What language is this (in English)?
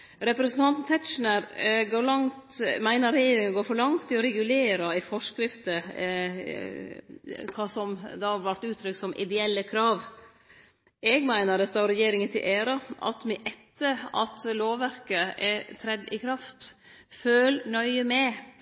Norwegian Nynorsk